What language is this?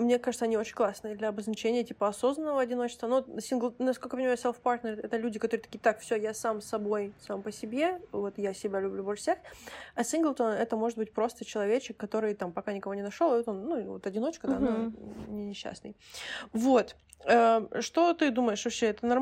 Russian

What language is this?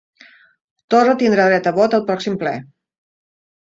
Catalan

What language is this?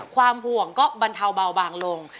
Thai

